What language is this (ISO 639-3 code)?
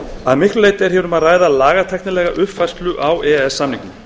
isl